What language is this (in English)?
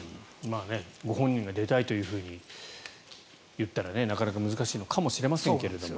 Japanese